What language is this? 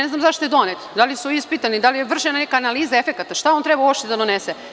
Serbian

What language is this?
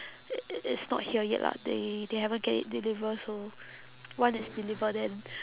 English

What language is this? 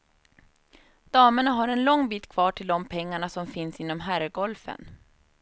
Swedish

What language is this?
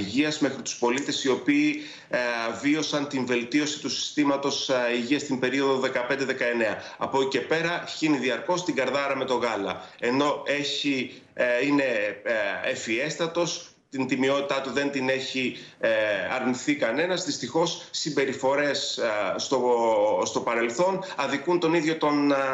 Greek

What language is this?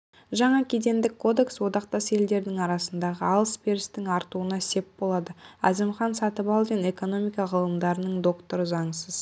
Kazakh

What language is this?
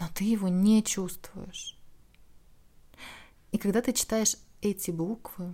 Russian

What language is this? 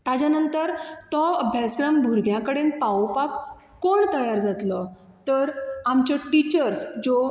Konkani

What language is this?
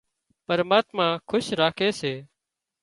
Wadiyara Koli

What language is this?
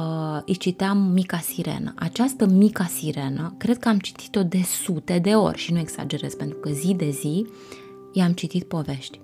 Romanian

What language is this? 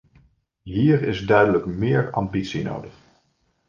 Dutch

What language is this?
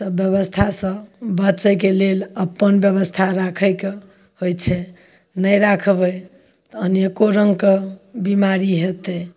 Maithili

